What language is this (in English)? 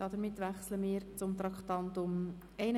Swiss German